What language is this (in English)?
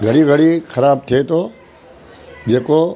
Sindhi